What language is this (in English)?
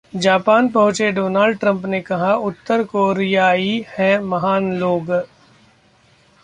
Hindi